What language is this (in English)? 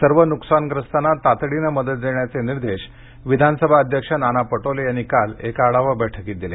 Marathi